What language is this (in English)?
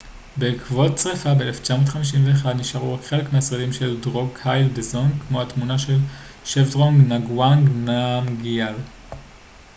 Hebrew